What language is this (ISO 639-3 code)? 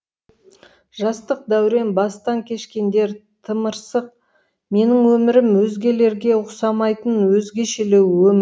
kaz